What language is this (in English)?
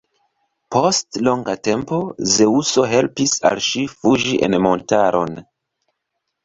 Esperanto